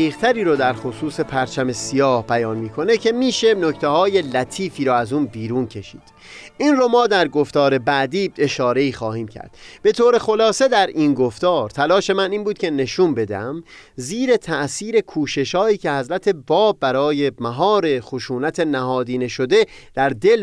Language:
Persian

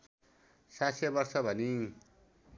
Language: Nepali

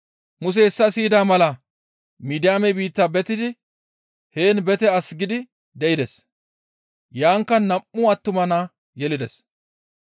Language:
Gamo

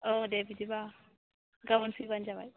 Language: Bodo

